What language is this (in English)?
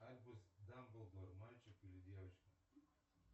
Russian